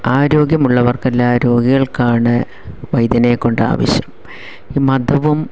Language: Malayalam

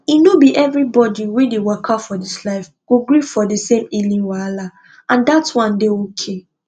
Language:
Nigerian Pidgin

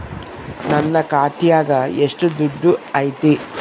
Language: Kannada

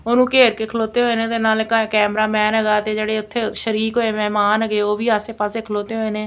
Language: Punjabi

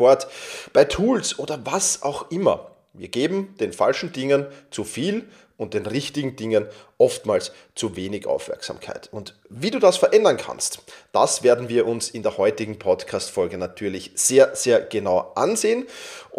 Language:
German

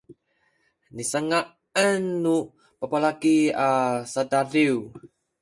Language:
Sakizaya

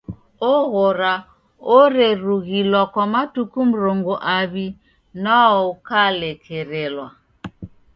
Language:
Taita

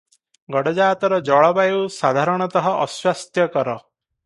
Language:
Odia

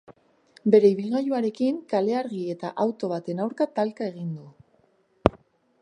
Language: Basque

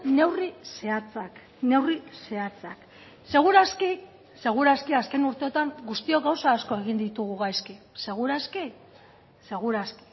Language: Basque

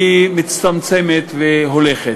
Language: Hebrew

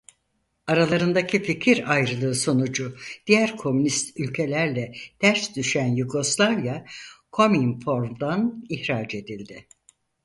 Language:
Turkish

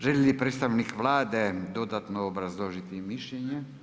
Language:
Croatian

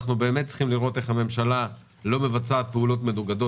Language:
Hebrew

